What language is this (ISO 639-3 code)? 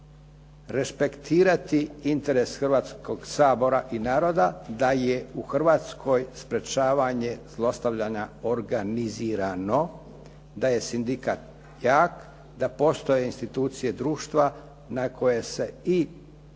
hrv